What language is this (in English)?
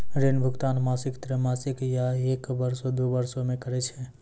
Maithili